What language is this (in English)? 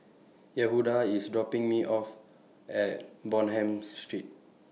English